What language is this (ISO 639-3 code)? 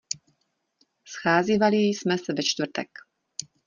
ces